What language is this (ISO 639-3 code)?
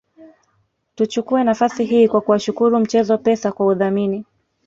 swa